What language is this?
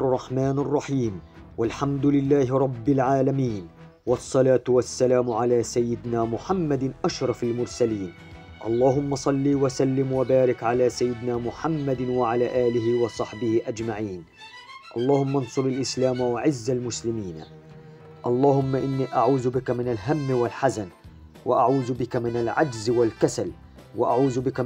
Arabic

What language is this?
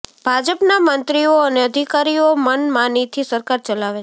Gujarati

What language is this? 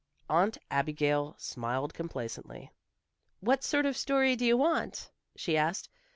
English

